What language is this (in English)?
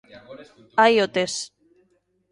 Galician